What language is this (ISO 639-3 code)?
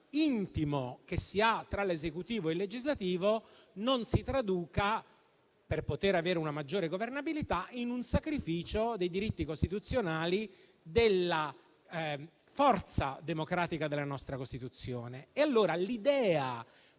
ita